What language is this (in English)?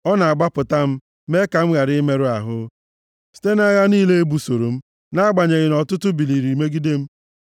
Igbo